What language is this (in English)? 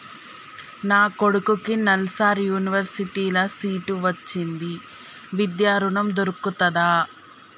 Telugu